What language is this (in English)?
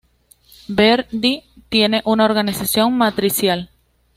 Spanish